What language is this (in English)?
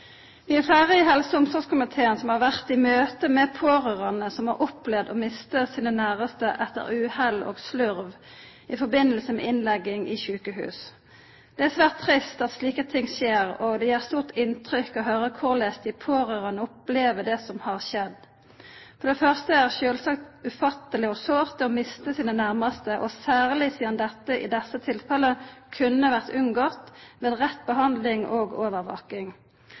Norwegian Nynorsk